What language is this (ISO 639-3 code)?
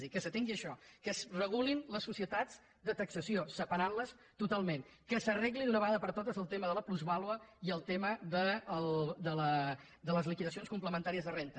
cat